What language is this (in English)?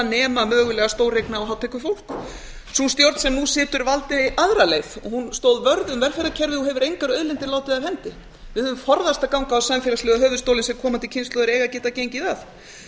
Icelandic